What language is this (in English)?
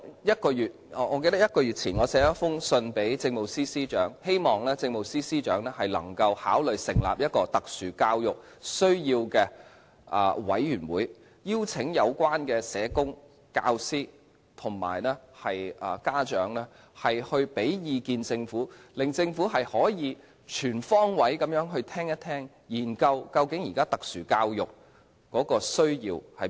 Cantonese